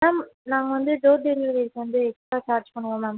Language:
Tamil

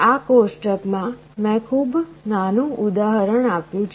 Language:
Gujarati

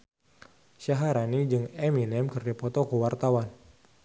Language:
Sundanese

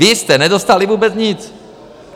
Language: Czech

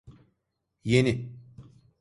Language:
Turkish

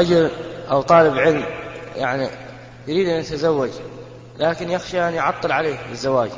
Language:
Arabic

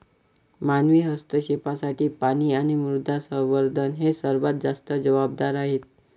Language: Marathi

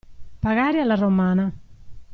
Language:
Italian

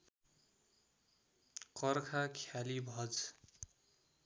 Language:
Nepali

